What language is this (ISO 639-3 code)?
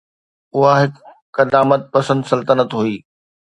snd